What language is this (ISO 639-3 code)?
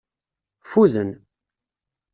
kab